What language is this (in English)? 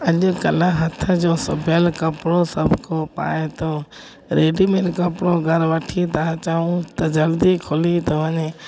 Sindhi